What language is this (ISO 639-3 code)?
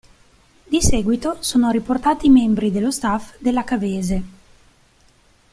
ita